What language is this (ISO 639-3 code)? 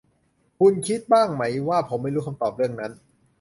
tha